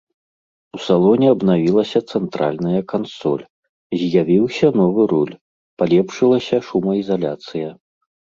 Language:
Belarusian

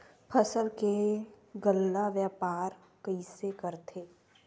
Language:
Chhattisgarhi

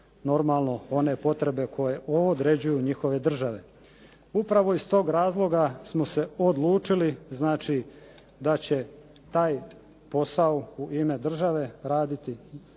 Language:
Croatian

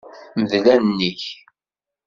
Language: Kabyle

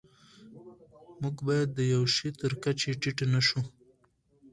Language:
Pashto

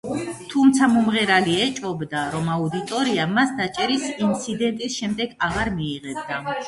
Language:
Georgian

